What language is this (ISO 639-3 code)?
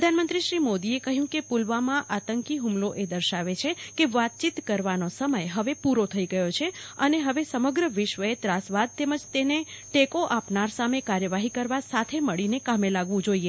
guj